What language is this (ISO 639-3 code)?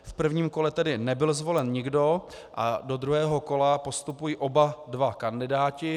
ces